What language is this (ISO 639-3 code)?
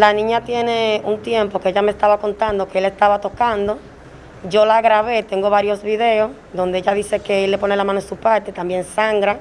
spa